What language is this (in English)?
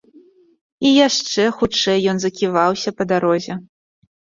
Belarusian